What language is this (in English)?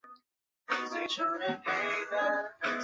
Chinese